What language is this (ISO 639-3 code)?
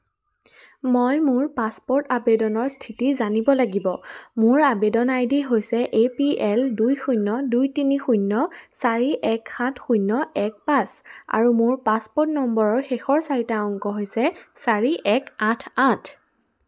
asm